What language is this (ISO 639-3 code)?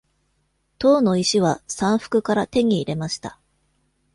jpn